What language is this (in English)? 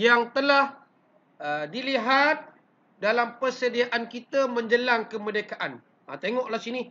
Malay